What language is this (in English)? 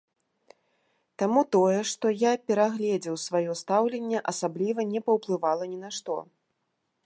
Belarusian